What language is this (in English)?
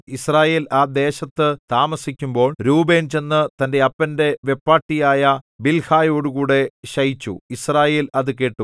Malayalam